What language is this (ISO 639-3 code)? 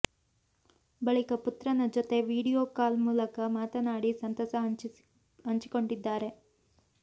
kan